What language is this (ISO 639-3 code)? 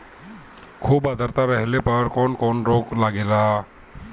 bho